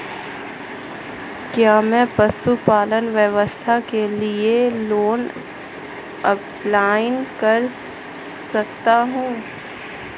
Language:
Hindi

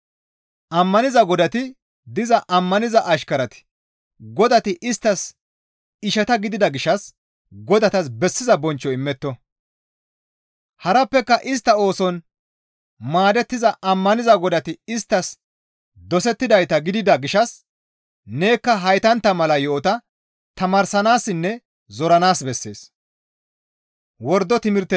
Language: Gamo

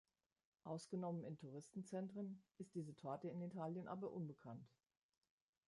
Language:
German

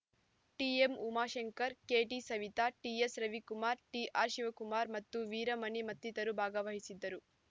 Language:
Kannada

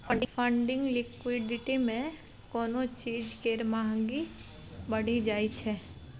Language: Maithili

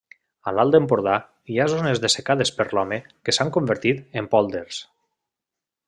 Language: Catalan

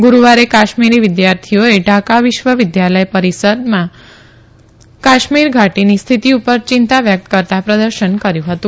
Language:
Gujarati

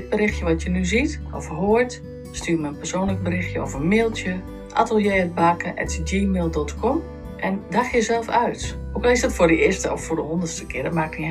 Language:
Dutch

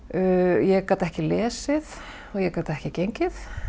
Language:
Icelandic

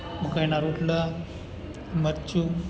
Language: Gujarati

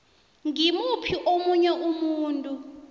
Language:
South Ndebele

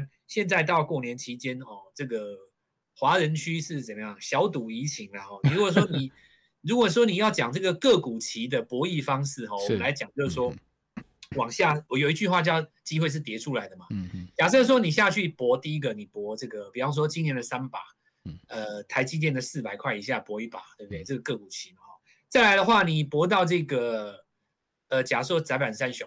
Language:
Chinese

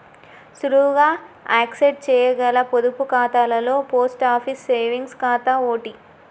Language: Telugu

